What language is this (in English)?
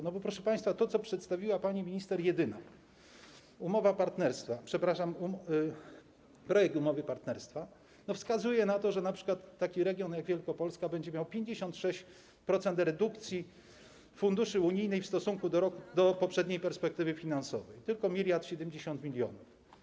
Polish